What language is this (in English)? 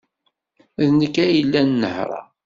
Kabyle